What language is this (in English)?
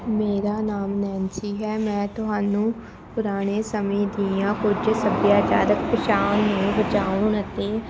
Punjabi